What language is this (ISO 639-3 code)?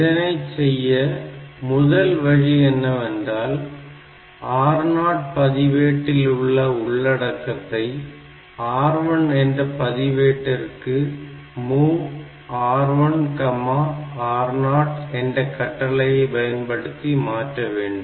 tam